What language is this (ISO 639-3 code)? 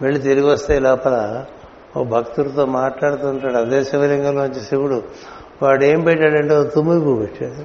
tel